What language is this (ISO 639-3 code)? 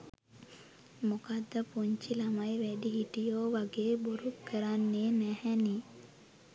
sin